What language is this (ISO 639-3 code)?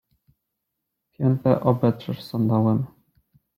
pol